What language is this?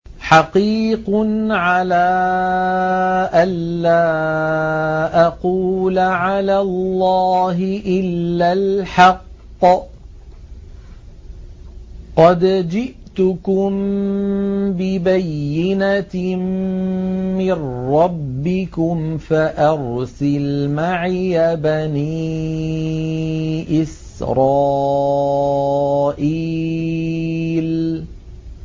Arabic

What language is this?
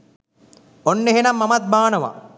Sinhala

